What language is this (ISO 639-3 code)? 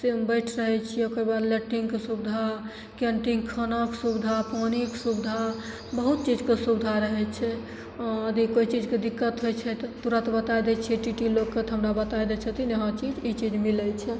mai